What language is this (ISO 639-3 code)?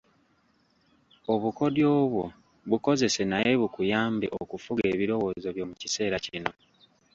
lug